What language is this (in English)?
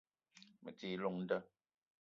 Eton (Cameroon)